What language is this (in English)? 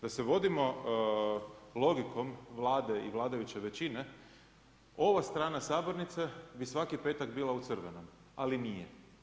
Croatian